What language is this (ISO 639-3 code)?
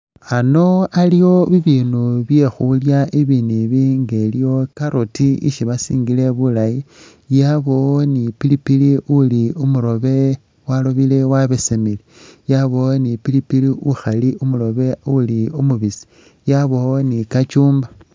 myx